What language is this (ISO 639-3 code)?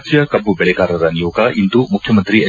kan